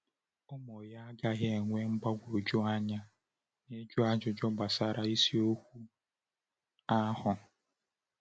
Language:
Igbo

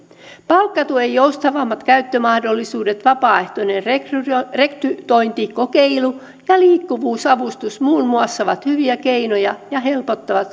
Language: Finnish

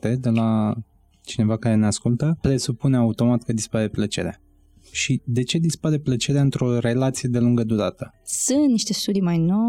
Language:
Romanian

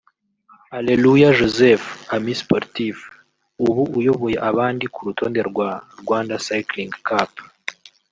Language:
Kinyarwanda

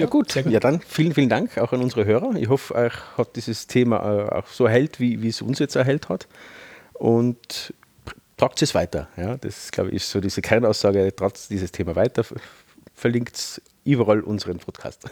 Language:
German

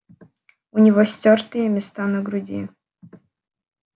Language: Russian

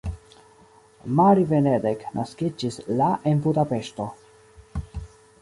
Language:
Esperanto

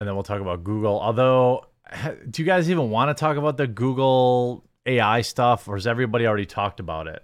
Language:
English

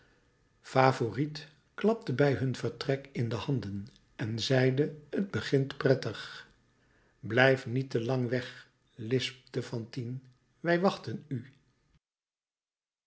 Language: Dutch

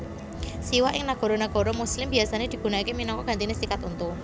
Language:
Javanese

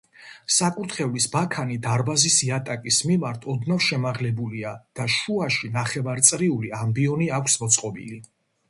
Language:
Georgian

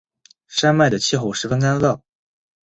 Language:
Chinese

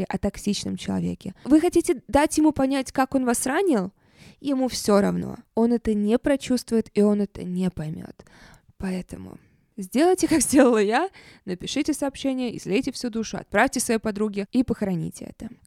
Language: Russian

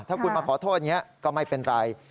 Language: Thai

